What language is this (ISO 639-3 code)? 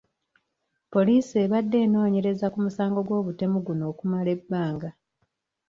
lug